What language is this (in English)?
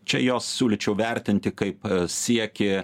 Lithuanian